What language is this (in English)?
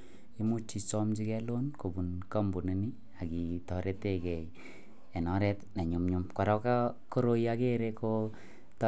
Kalenjin